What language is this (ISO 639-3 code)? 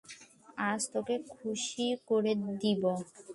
ben